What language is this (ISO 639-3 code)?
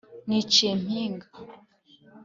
kin